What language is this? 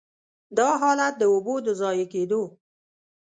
Pashto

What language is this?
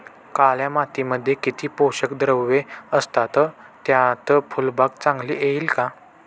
Marathi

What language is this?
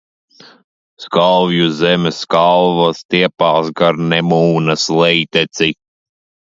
Latvian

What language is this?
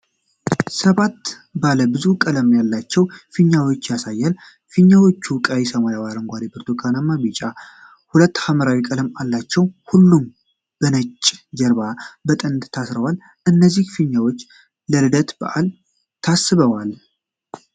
Amharic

